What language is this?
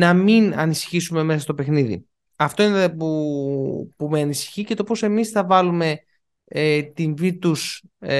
Greek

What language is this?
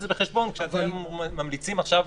Hebrew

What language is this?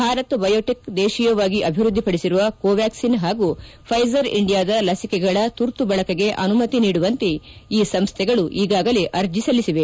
Kannada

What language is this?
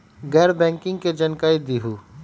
Magahi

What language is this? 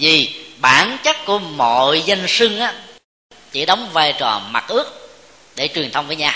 Vietnamese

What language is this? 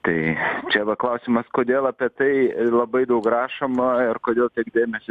Lithuanian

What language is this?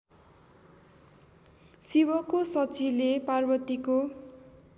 Nepali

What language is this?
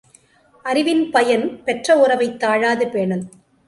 Tamil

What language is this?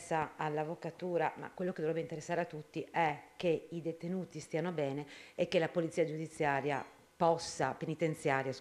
Italian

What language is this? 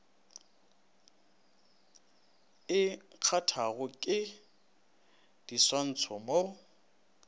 Northern Sotho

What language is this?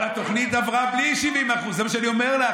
Hebrew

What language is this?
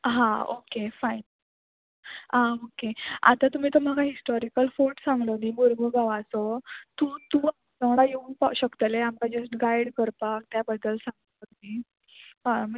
Konkani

